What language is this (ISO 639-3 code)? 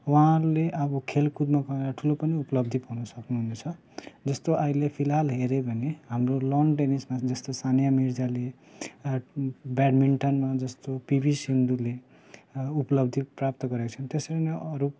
nep